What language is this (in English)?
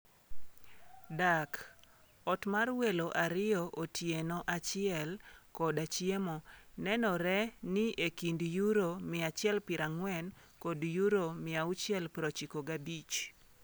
Luo (Kenya and Tanzania)